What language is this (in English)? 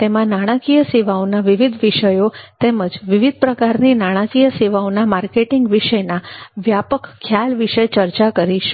Gujarati